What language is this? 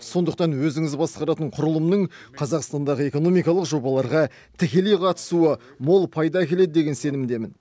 Kazakh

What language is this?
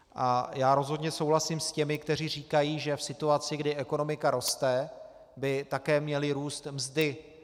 Czech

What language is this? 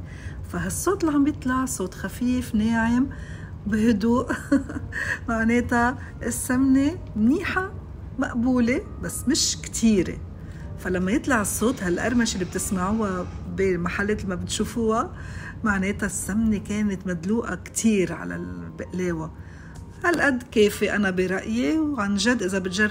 Arabic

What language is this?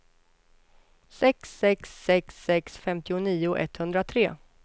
Swedish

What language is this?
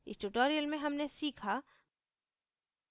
Hindi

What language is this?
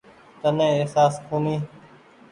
Goaria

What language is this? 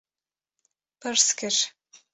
Kurdish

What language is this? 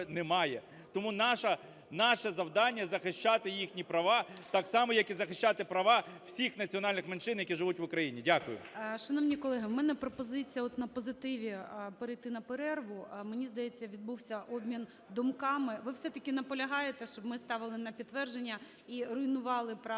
Ukrainian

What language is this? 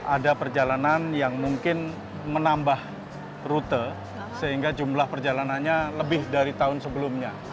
Indonesian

